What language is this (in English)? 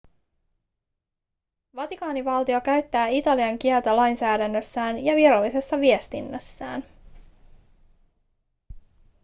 Finnish